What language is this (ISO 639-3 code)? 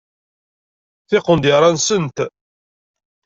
kab